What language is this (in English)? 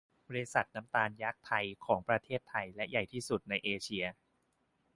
Thai